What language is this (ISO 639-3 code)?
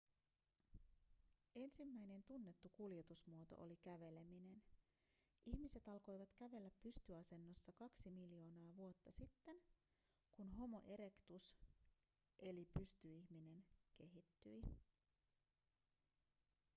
fin